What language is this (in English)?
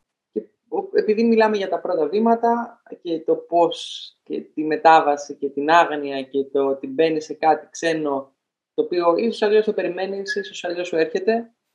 Greek